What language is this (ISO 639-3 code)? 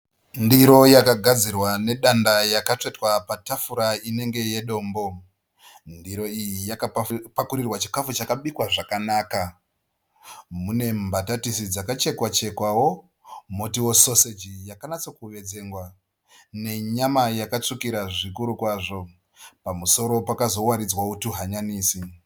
sna